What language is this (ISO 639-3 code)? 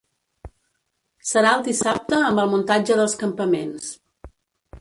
cat